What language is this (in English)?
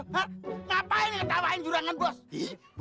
Indonesian